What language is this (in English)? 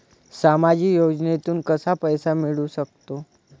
Marathi